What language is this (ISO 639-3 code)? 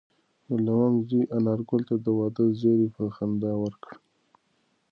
pus